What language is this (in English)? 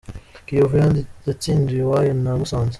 Kinyarwanda